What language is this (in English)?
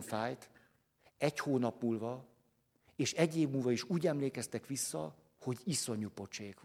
Hungarian